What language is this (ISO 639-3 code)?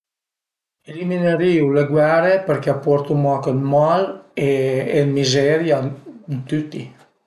pms